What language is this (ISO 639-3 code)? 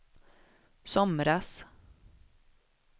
swe